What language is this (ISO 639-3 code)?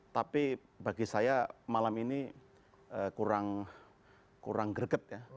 ind